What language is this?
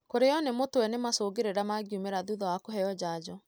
Kikuyu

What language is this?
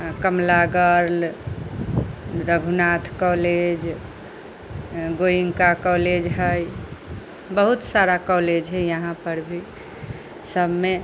Maithili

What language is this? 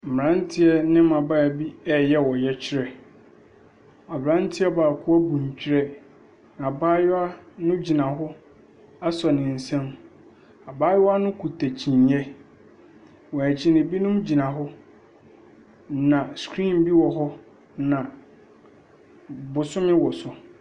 Akan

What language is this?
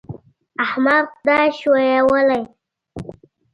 Pashto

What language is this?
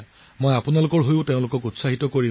Assamese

